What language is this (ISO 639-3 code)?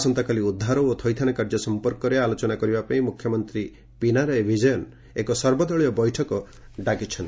ori